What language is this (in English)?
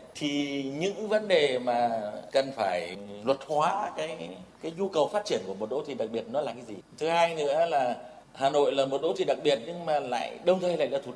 Vietnamese